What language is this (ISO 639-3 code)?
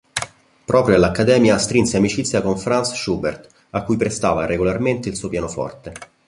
ita